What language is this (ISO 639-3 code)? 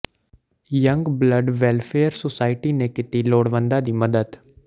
pan